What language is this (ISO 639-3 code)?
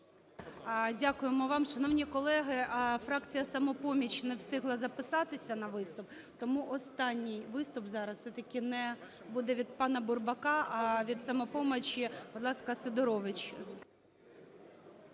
ukr